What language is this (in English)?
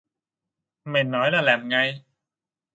Vietnamese